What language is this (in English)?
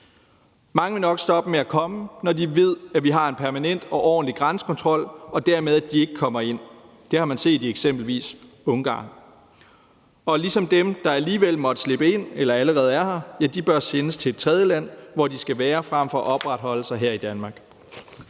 Danish